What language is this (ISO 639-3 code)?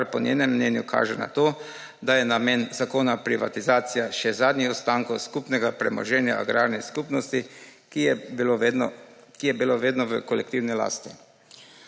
slv